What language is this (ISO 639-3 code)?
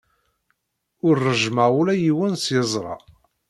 kab